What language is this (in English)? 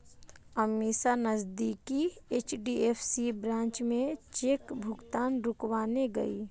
Hindi